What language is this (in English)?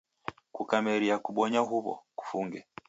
Taita